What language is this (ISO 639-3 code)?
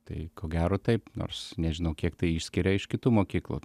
lit